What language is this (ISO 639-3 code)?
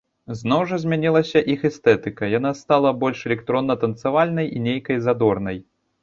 bel